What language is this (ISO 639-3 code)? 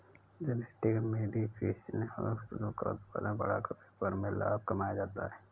hin